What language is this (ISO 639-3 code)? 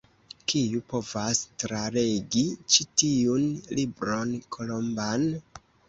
epo